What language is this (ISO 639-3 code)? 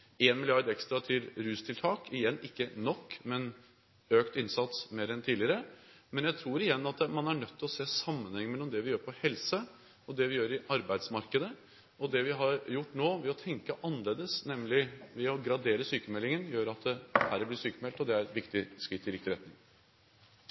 nob